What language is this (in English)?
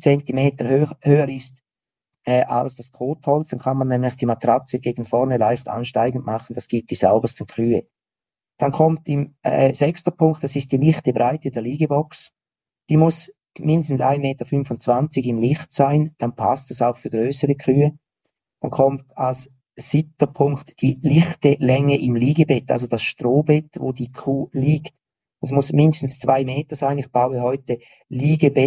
German